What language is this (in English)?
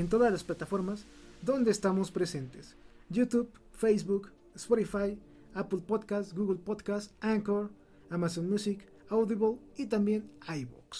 Spanish